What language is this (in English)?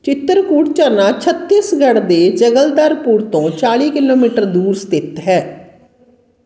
Punjabi